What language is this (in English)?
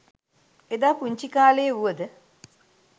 Sinhala